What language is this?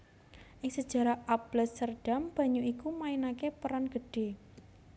Javanese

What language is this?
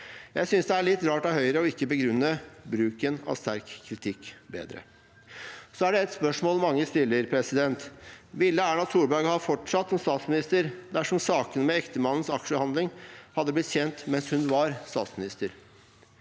Norwegian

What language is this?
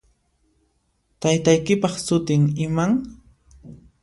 Puno Quechua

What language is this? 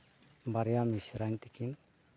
Santali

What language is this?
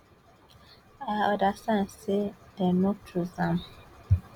Nigerian Pidgin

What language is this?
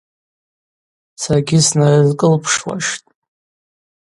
Abaza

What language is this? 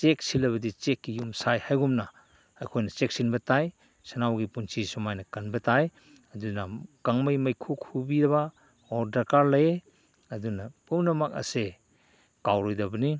Manipuri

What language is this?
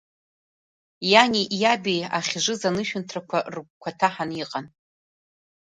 Abkhazian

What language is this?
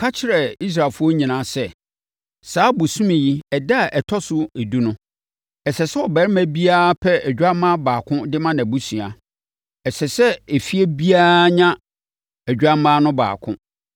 Akan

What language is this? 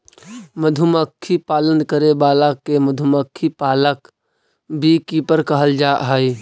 Magahi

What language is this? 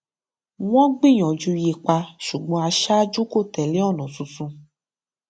Yoruba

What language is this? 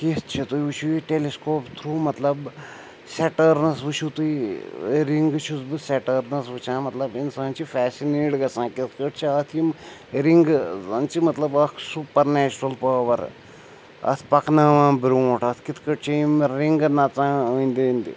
Kashmiri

